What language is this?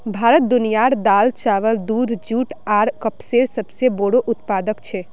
Magahi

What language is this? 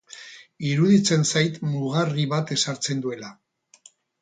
Basque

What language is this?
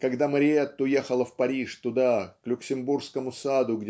Russian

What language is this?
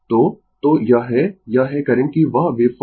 Hindi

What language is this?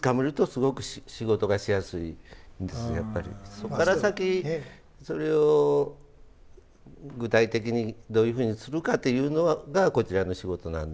Japanese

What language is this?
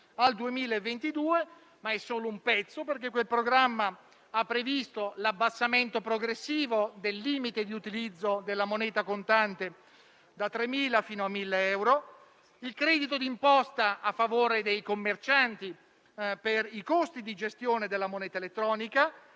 Italian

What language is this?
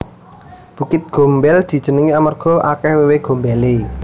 Javanese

